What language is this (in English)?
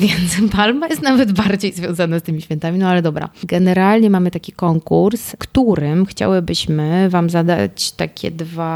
Polish